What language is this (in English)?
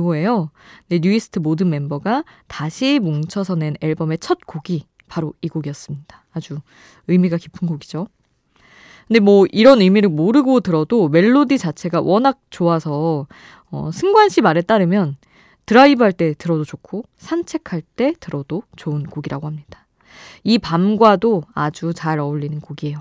Korean